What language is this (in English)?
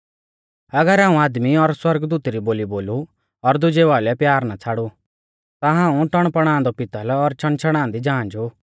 Mahasu Pahari